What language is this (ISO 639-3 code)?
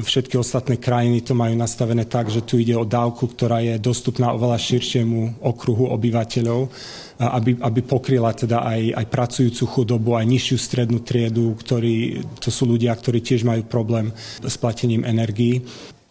slk